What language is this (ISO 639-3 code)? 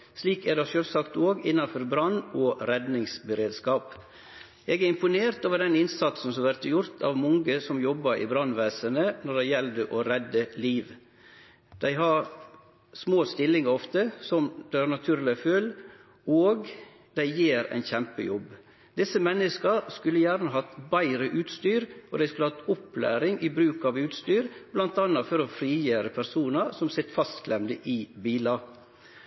nno